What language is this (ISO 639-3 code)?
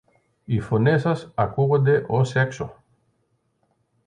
ell